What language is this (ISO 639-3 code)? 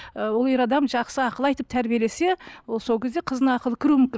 kaz